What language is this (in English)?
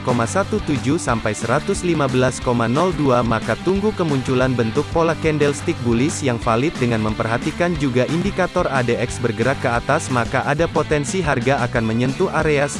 Indonesian